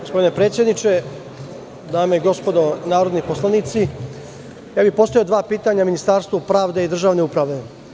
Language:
Serbian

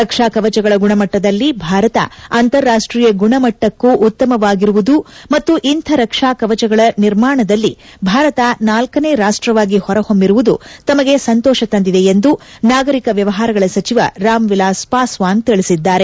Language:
Kannada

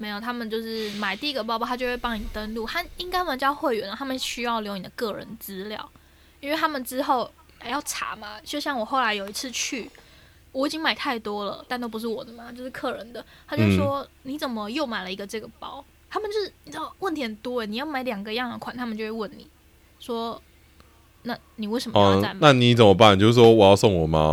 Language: Chinese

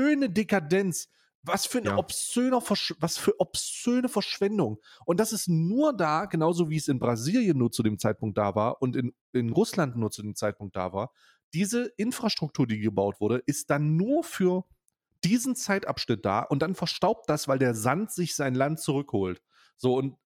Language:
German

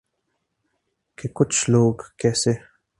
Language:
Urdu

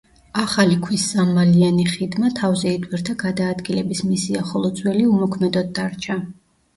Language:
Georgian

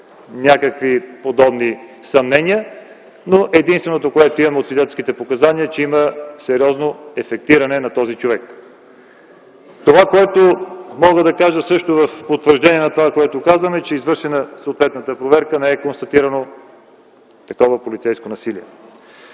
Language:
Bulgarian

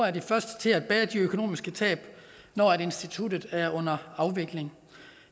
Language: Danish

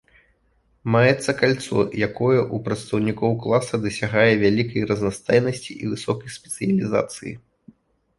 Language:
Belarusian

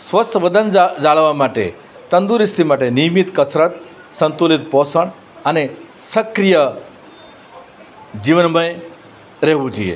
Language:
Gujarati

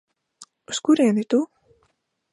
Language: Latvian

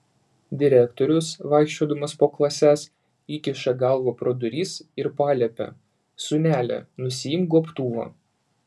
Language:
Lithuanian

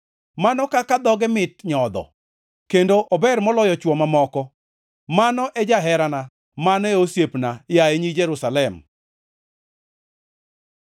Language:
Luo (Kenya and Tanzania)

